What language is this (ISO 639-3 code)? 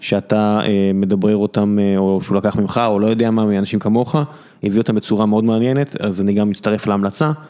heb